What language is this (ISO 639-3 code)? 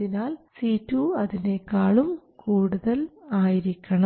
mal